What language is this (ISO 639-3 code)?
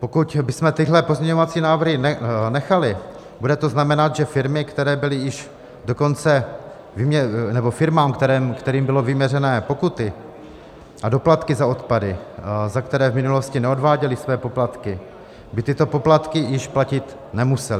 ces